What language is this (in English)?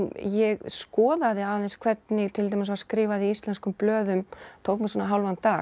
Icelandic